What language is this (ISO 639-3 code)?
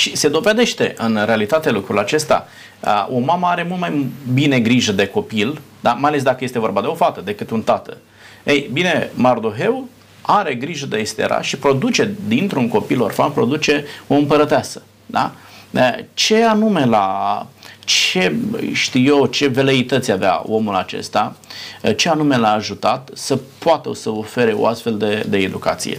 ron